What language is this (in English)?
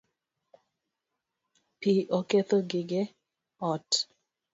Luo (Kenya and Tanzania)